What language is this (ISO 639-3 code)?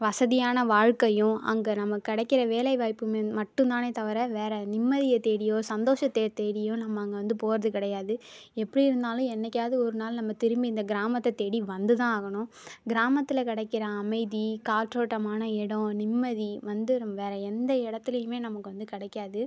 tam